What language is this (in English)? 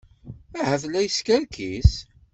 Kabyle